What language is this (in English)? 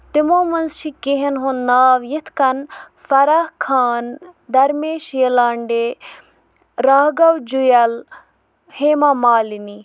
Kashmiri